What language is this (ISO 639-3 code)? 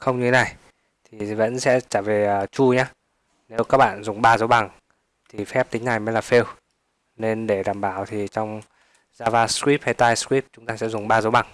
vie